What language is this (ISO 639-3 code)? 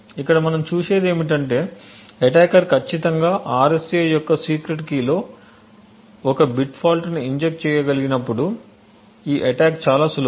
tel